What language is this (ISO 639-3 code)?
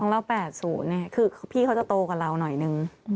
tha